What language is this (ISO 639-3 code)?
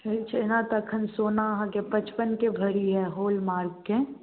mai